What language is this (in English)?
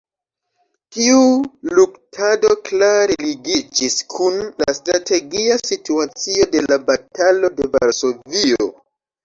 Esperanto